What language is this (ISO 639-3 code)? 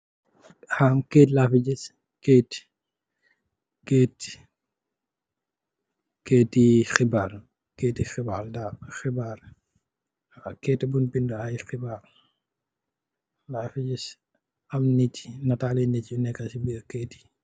wol